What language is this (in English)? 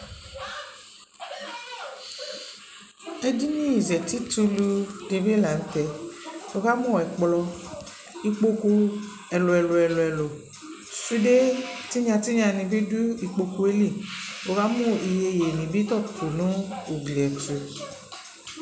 Ikposo